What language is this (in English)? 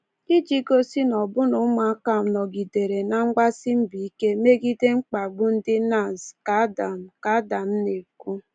Igbo